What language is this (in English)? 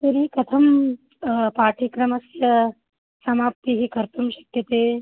Sanskrit